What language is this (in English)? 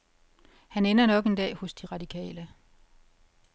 Danish